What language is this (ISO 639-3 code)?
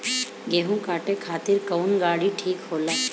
bho